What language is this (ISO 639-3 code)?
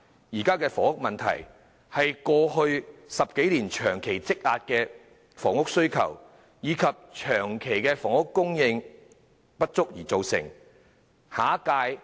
yue